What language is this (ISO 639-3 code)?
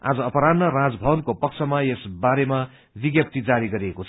nep